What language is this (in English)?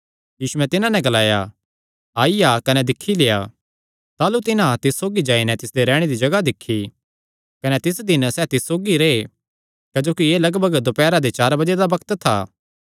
Kangri